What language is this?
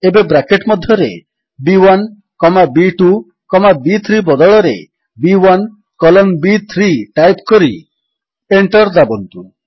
Odia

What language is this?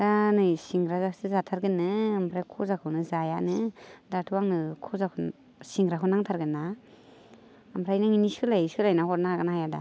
Bodo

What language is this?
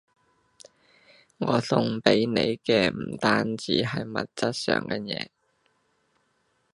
Cantonese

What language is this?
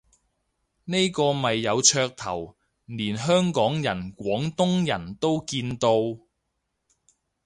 Cantonese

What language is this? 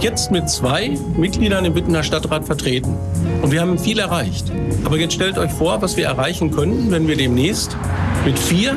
German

